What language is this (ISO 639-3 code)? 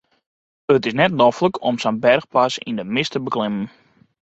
fry